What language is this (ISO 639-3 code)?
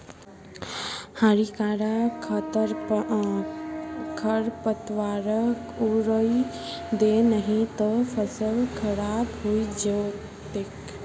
mag